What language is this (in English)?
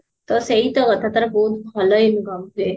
Odia